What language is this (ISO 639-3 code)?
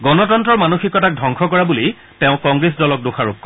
asm